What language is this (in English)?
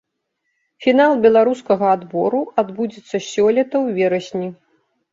Belarusian